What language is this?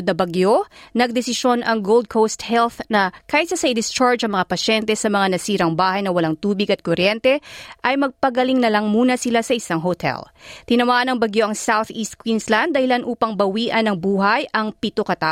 Filipino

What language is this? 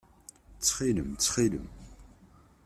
Kabyle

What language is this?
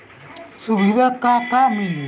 Bhojpuri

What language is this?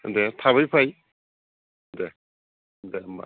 Bodo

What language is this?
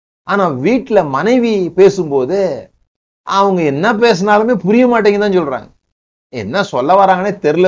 Tamil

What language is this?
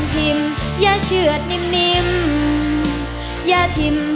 Thai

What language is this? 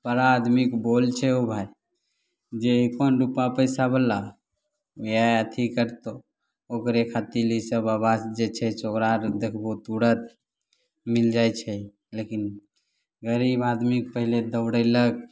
Maithili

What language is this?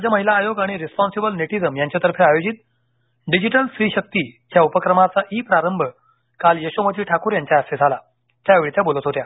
Marathi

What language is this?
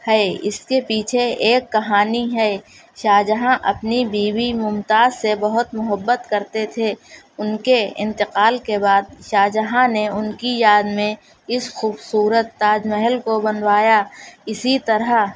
Urdu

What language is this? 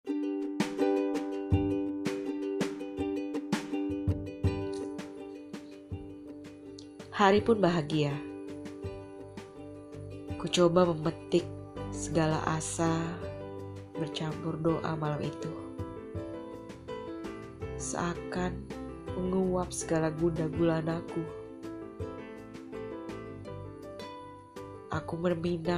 Indonesian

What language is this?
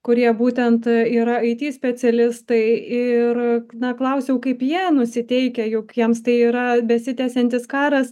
Lithuanian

